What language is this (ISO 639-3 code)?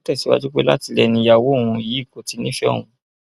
yor